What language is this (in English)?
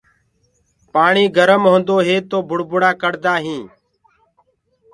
Gurgula